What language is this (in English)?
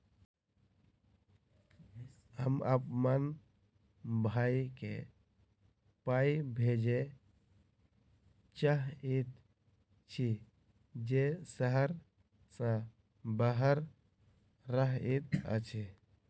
Maithili